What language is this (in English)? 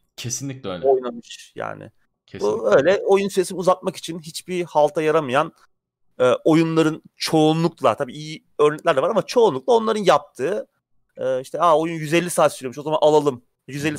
Turkish